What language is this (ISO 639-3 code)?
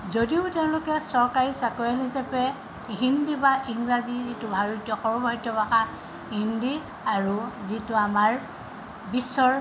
asm